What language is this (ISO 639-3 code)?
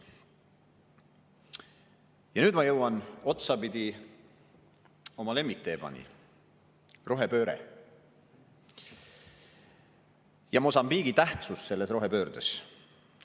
est